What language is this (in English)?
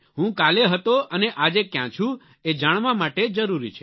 Gujarati